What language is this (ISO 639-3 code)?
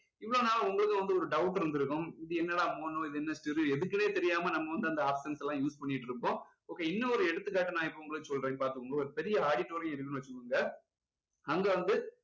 tam